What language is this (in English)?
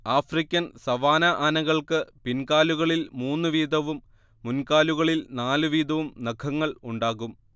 Malayalam